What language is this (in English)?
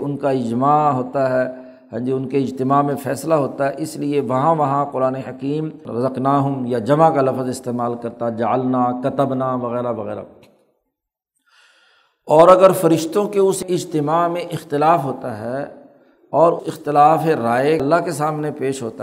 Urdu